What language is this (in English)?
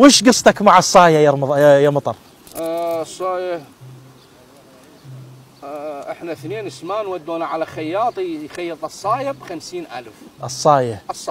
Arabic